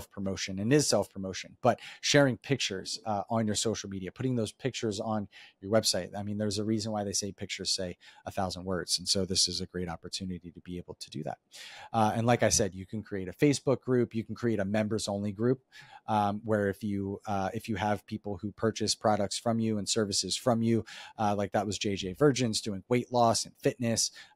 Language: English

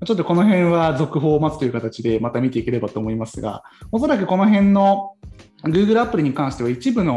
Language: Japanese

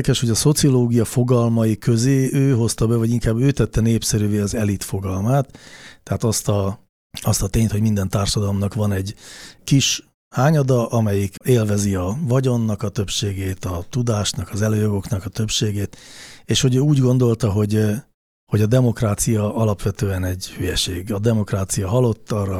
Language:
Hungarian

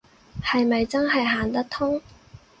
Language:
Cantonese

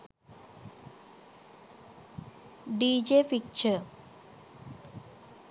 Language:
Sinhala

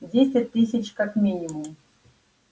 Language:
Russian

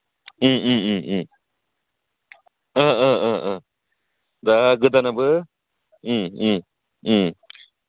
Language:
Bodo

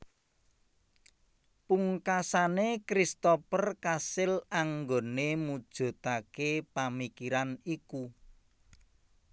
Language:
Javanese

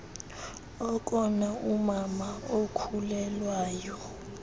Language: Xhosa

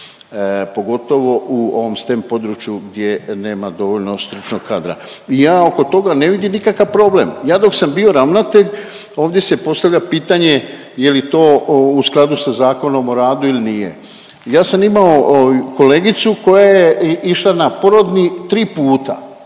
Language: Croatian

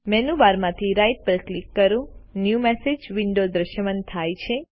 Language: Gujarati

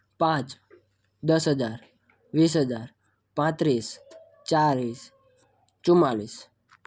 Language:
Gujarati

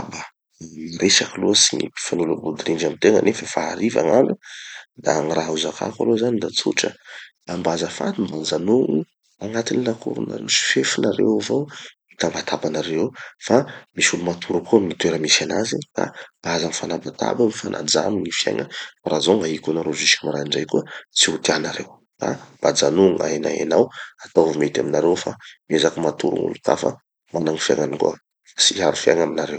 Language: Tanosy Malagasy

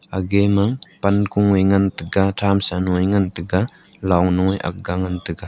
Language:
Wancho Naga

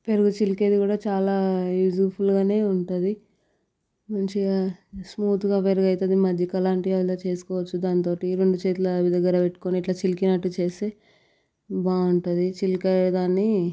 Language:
Telugu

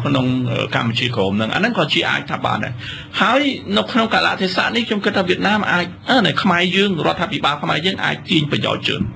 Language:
Thai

